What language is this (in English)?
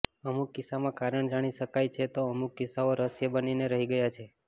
Gujarati